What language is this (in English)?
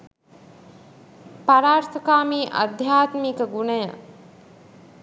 Sinhala